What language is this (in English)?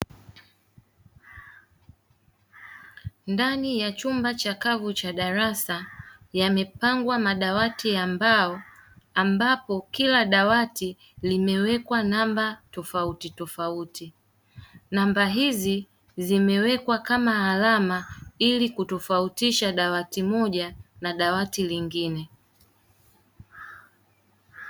Swahili